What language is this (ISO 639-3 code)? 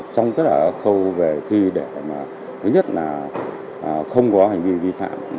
vie